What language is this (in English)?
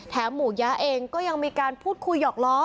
Thai